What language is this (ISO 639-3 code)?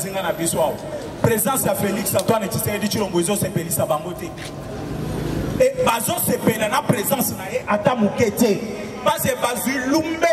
fra